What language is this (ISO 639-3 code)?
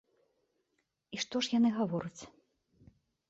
bel